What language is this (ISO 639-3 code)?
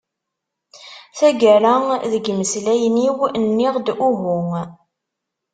kab